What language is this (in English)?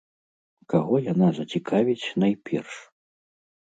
Belarusian